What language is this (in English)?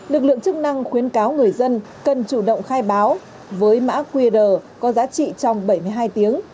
Vietnamese